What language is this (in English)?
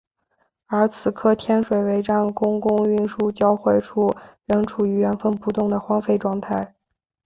Chinese